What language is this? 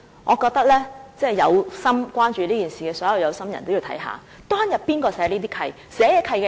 Cantonese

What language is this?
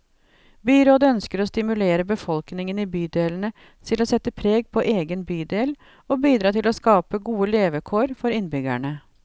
Norwegian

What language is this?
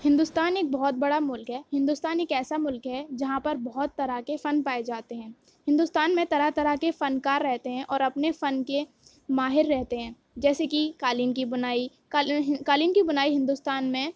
Urdu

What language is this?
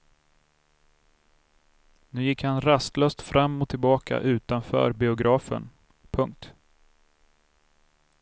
Swedish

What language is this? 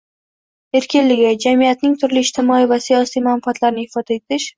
Uzbek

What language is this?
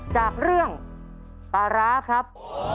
Thai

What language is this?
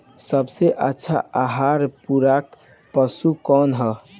Bhojpuri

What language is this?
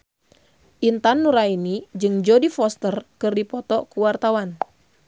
Sundanese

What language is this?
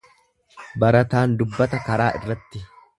Oromo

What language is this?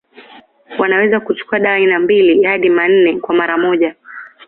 Swahili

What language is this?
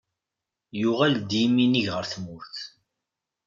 Kabyle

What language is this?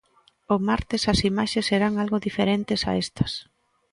Galician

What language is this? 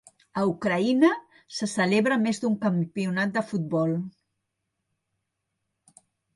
Catalan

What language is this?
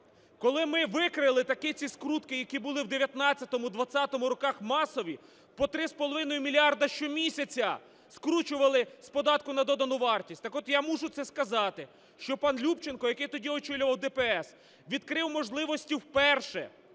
Ukrainian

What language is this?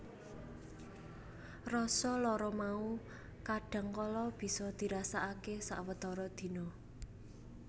Javanese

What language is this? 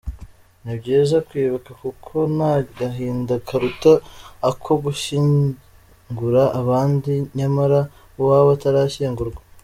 Kinyarwanda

